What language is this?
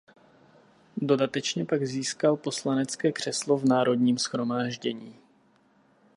Czech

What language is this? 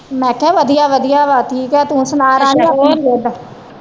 Punjabi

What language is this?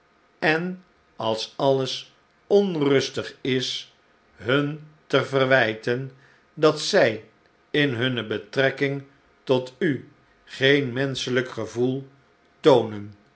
Dutch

